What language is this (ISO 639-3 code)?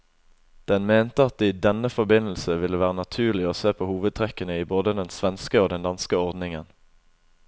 nor